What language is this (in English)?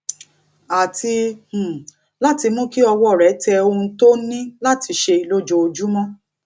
Yoruba